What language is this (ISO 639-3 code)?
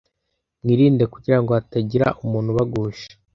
kin